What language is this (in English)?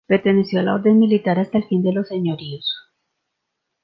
Spanish